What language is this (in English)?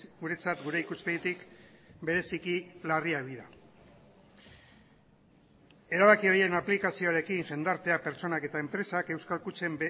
Basque